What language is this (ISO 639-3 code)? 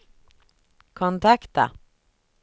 swe